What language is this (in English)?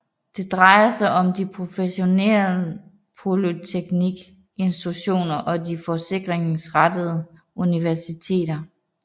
Danish